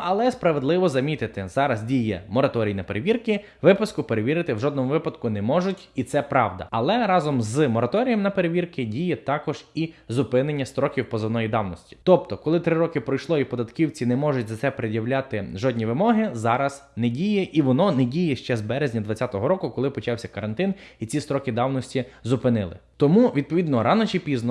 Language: Ukrainian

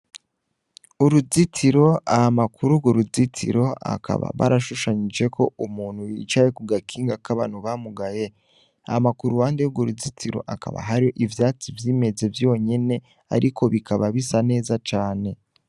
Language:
Rundi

